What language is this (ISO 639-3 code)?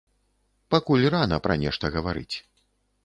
bel